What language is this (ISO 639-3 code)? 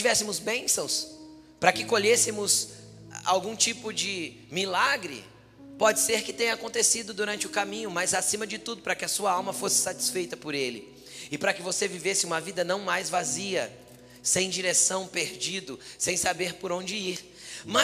por